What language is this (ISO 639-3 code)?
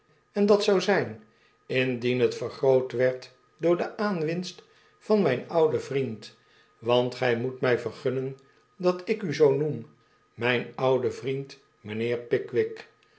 nld